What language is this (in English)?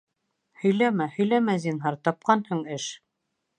Bashkir